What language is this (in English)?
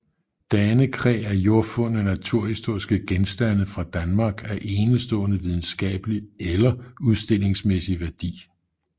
Danish